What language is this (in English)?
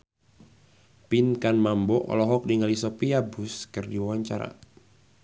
Sundanese